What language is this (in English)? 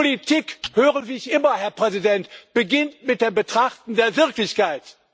German